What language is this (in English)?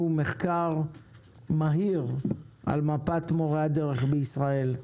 Hebrew